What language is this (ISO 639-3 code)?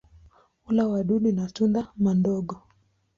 swa